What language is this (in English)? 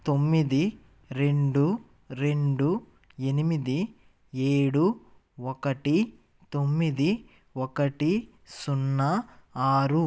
Telugu